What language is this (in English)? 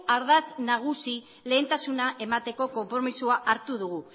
Basque